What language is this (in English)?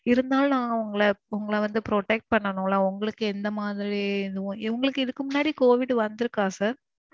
Tamil